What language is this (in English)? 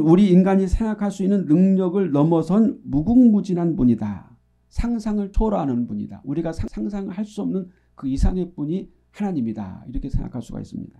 Korean